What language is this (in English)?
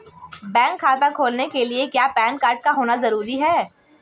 Hindi